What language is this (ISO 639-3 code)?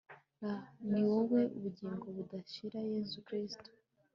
kin